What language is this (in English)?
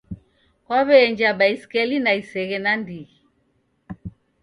Taita